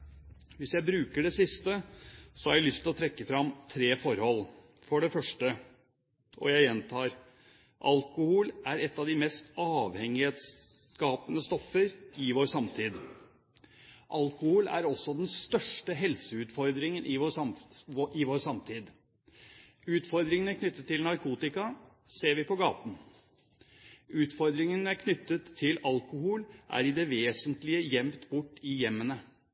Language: Norwegian Bokmål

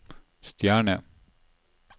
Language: Norwegian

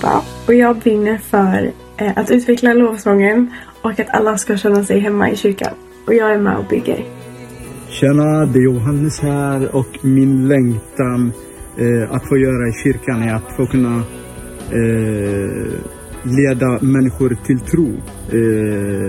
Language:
Swedish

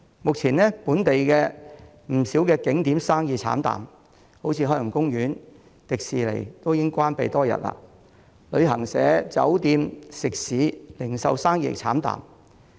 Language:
Cantonese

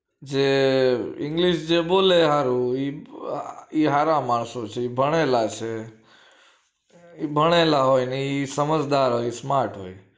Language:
Gujarati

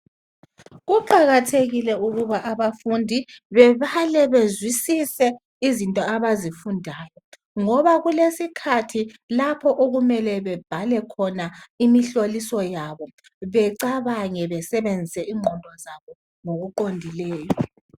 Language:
North Ndebele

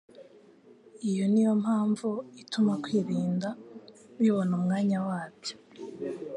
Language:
Kinyarwanda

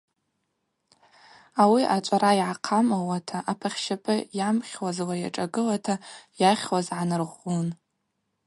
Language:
Abaza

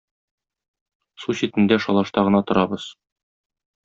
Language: Tatar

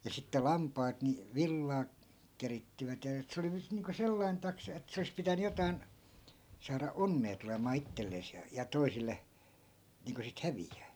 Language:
Finnish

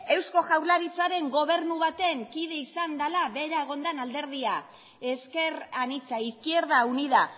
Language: Basque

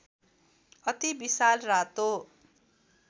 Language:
Nepali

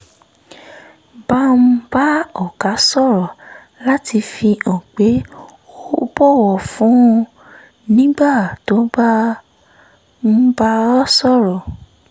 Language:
Yoruba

